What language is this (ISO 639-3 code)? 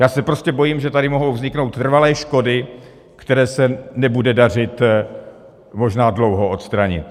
ces